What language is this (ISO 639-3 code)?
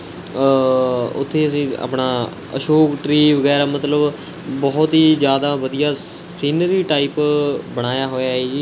pan